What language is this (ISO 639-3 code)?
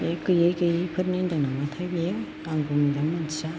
brx